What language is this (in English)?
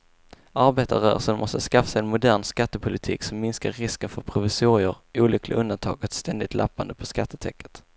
Swedish